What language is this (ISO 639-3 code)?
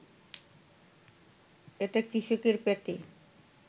ben